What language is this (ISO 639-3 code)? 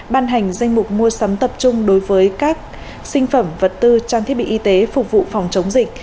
vie